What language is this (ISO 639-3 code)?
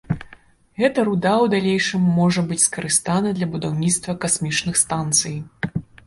bel